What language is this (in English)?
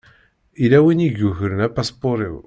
Kabyle